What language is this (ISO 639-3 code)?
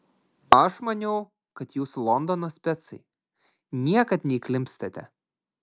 lit